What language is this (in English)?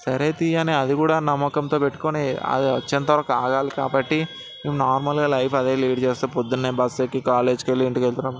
Telugu